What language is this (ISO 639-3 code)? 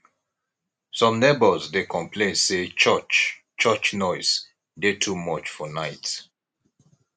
pcm